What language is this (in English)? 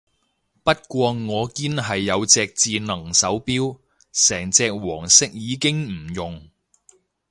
Cantonese